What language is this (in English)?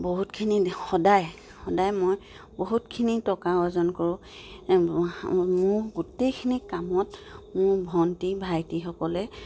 Assamese